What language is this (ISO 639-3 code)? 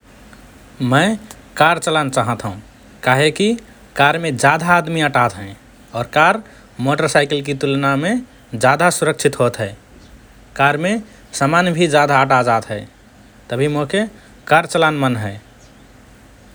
thr